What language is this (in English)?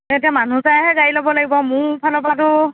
Assamese